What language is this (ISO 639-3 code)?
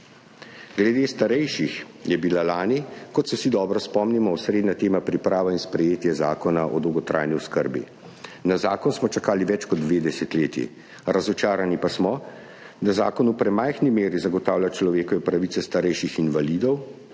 slv